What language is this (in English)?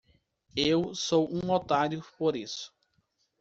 Portuguese